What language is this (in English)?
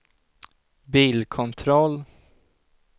Swedish